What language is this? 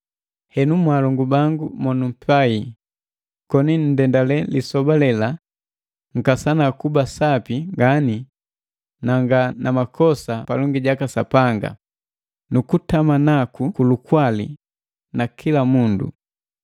Matengo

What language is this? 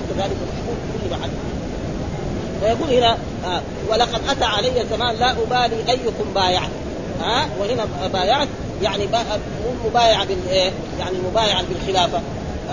Arabic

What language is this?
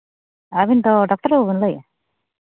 Santali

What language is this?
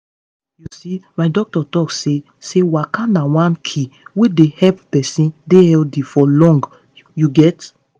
Nigerian Pidgin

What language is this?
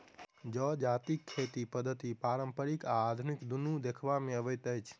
Maithili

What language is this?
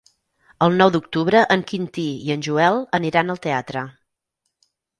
Catalan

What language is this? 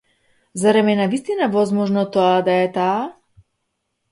Macedonian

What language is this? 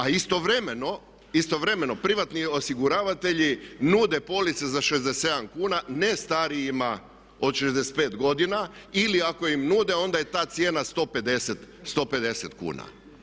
Croatian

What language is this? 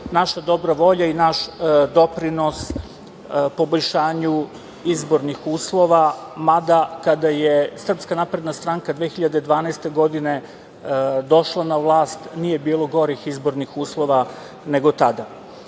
Serbian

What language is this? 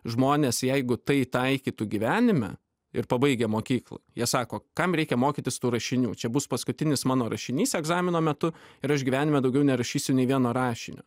Lithuanian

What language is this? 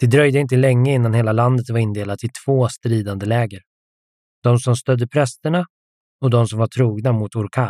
Swedish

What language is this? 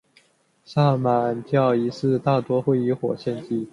Chinese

